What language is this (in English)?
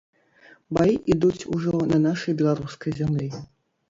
Belarusian